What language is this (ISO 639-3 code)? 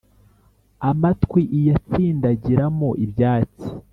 kin